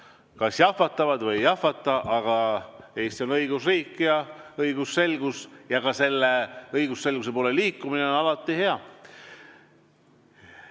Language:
Estonian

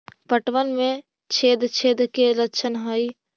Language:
Magahi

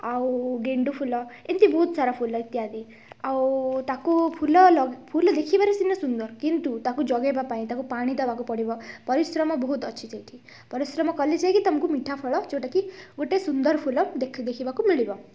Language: Odia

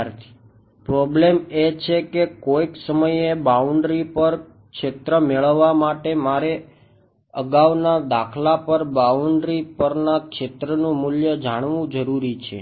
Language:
Gujarati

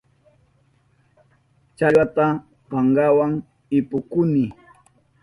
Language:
Southern Pastaza Quechua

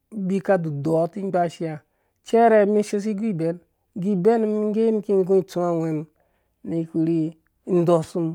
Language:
Dũya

